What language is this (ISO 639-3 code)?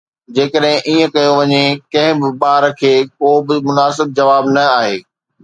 snd